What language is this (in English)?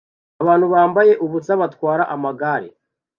Kinyarwanda